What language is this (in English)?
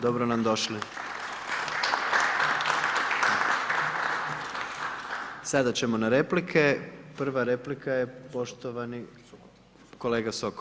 Croatian